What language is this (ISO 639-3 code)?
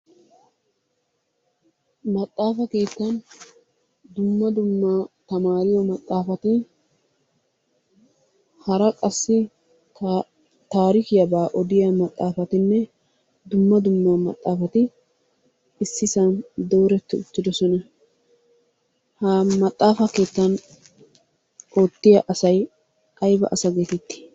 wal